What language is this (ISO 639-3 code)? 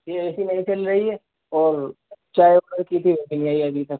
urd